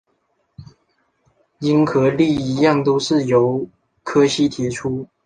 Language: Chinese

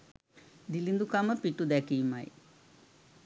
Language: Sinhala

